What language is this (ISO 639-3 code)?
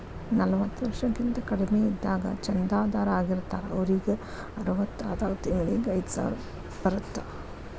kan